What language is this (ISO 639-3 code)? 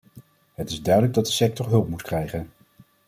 nld